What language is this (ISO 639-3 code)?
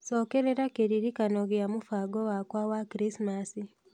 kik